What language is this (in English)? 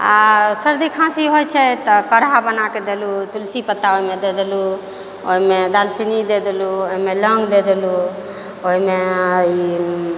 Maithili